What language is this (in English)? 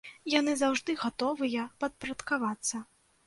Belarusian